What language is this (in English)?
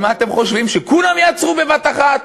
Hebrew